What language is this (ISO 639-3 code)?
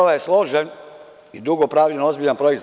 srp